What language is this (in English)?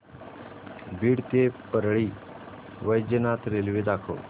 Marathi